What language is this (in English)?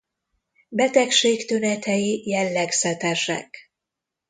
Hungarian